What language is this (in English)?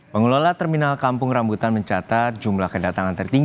Indonesian